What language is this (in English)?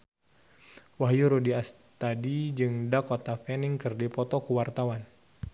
Sundanese